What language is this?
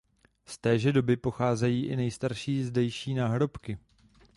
Czech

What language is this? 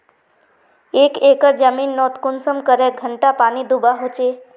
Magahi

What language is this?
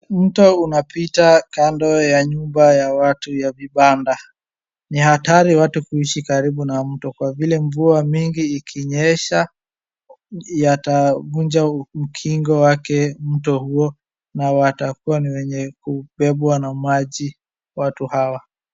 Swahili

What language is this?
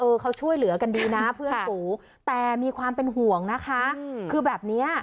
Thai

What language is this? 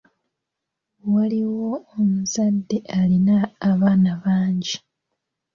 Ganda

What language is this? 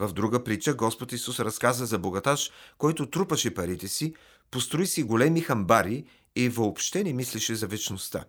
Bulgarian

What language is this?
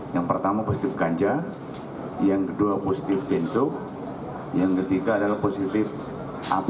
Indonesian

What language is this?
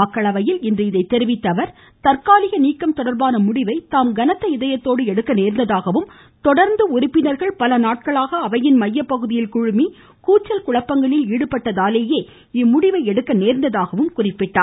Tamil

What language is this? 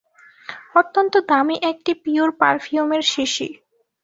Bangla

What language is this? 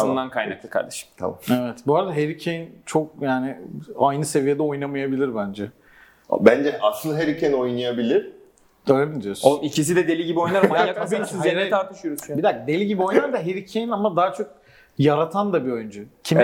Turkish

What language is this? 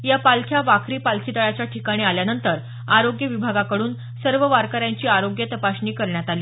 Marathi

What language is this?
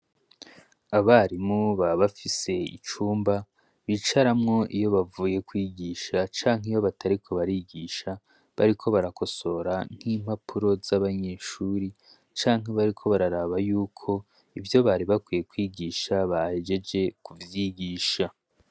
Rundi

